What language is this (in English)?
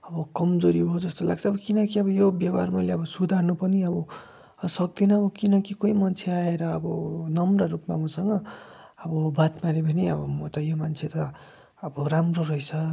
Nepali